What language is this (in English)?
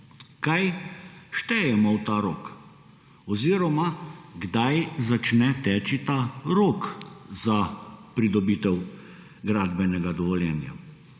Slovenian